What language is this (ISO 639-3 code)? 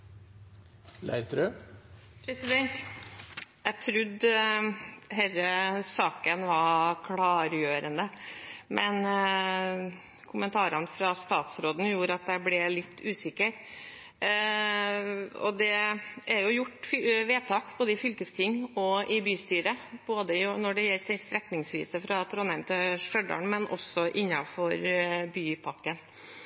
nor